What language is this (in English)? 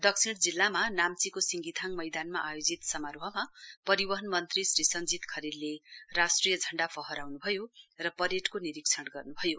Nepali